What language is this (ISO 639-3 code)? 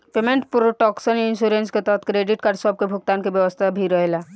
bho